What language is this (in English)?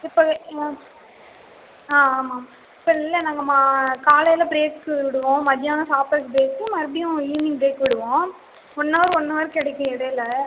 Tamil